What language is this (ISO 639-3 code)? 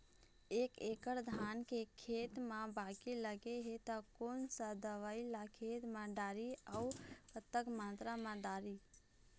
hne